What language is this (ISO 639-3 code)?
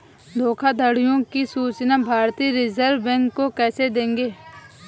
hin